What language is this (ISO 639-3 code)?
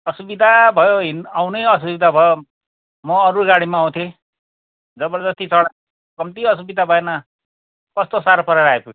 nep